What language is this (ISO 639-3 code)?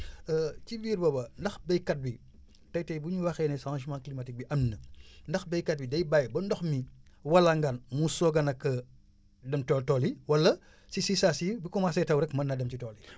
wol